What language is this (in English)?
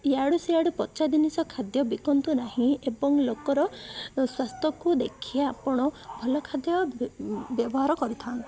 Odia